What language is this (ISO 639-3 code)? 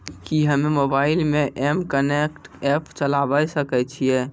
mai